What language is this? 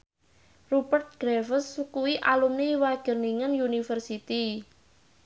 Javanese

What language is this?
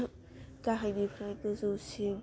Bodo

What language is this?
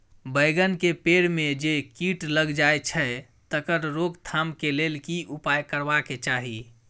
Maithili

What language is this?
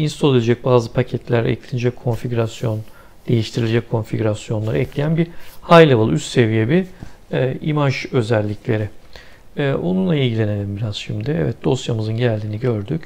Turkish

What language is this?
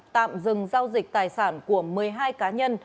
Vietnamese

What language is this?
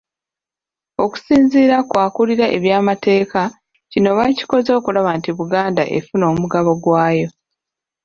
Ganda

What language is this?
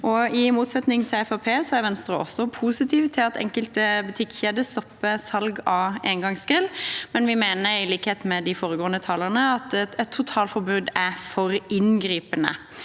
Norwegian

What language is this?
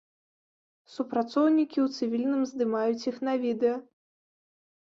Belarusian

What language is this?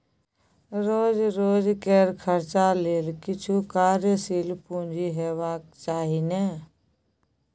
Maithili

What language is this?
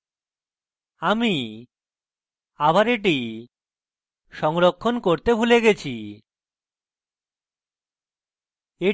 Bangla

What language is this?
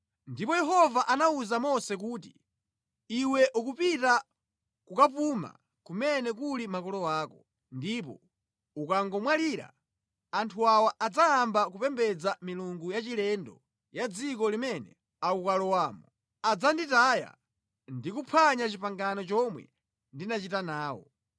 Nyanja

